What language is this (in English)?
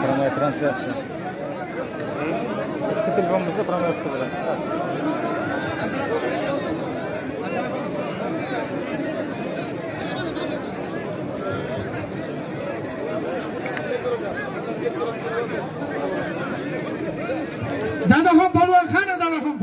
Turkish